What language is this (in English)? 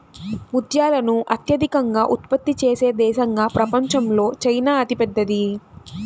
Telugu